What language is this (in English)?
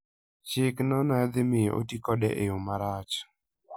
Luo (Kenya and Tanzania)